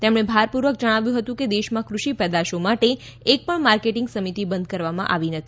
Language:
Gujarati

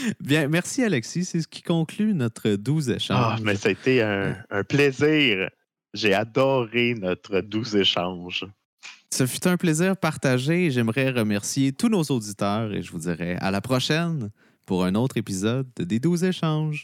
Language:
French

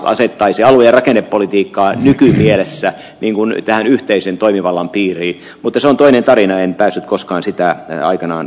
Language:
Finnish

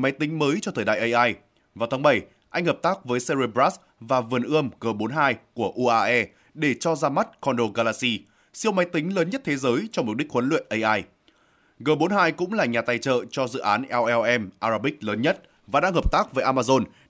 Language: Vietnamese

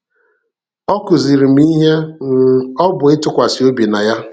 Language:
Igbo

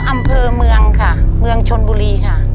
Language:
Thai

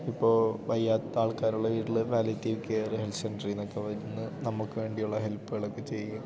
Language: Malayalam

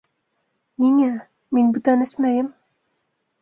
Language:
Bashkir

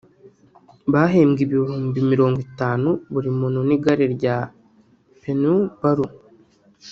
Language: Kinyarwanda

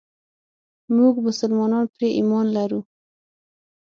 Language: Pashto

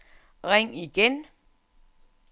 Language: Danish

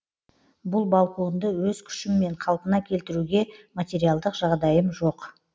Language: Kazakh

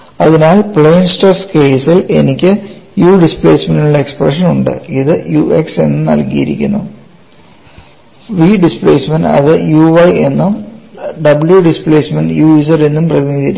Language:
Malayalam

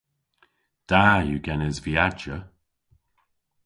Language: Cornish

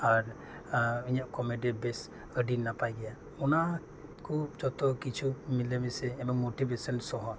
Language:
Santali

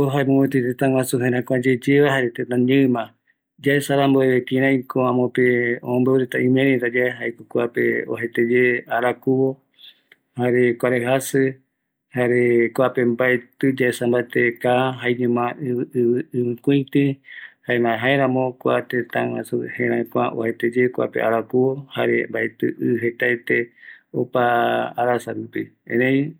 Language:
Eastern Bolivian Guaraní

